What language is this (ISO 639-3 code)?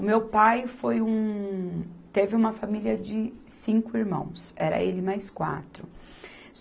por